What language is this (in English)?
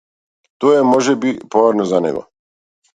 Macedonian